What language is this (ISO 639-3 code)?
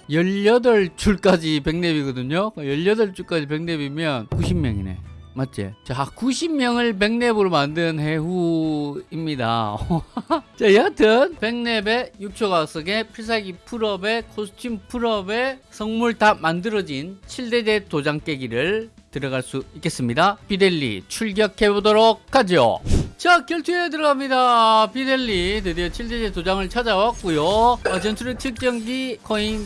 kor